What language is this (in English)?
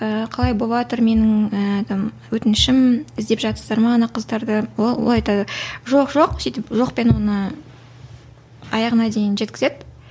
Kazakh